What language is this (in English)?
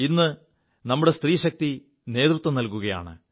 Malayalam